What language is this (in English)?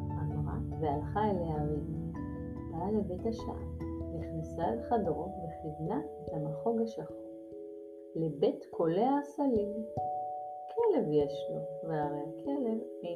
Hebrew